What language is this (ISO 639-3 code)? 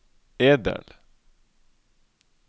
nor